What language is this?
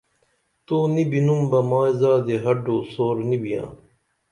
Dameli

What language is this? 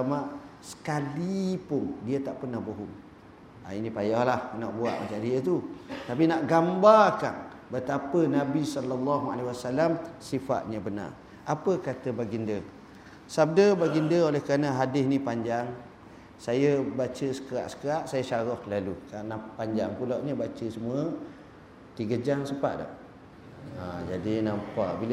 Malay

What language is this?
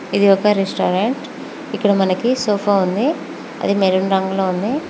Telugu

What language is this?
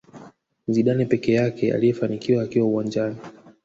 Swahili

